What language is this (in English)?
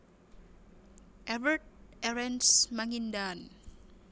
Javanese